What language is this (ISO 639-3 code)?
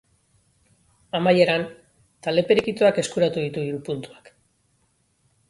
eus